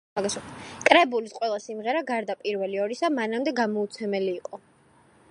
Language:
Georgian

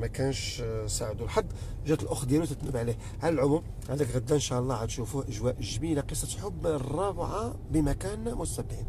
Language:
Arabic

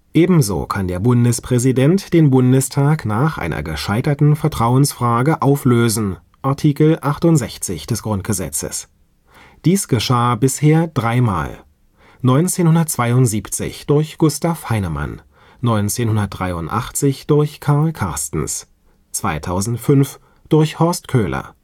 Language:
German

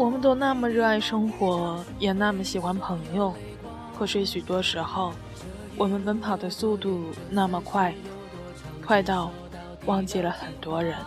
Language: Chinese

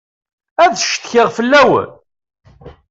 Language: Kabyle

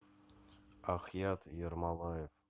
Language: Russian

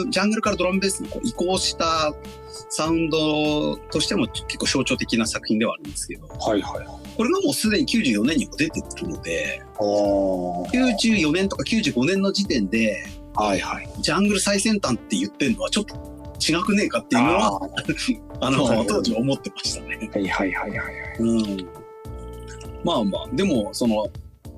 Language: Japanese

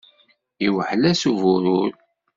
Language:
Kabyle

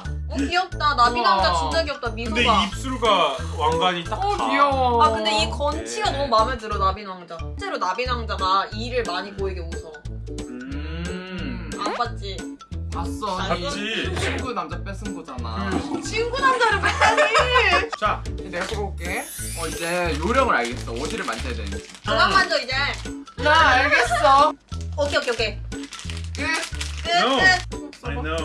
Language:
Korean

